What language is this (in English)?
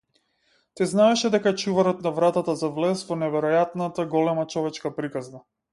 Macedonian